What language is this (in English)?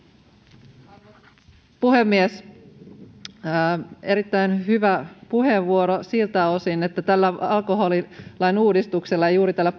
Finnish